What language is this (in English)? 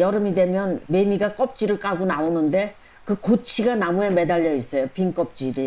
Catalan